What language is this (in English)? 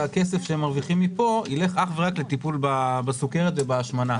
Hebrew